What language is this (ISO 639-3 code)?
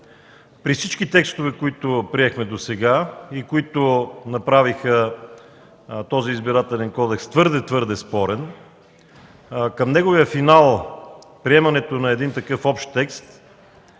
bul